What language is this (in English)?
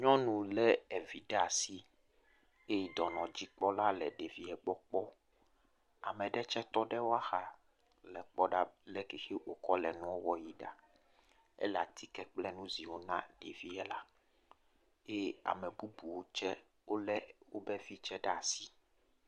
Ewe